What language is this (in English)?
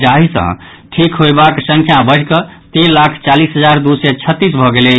Maithili